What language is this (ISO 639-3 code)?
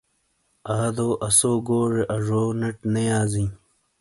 scl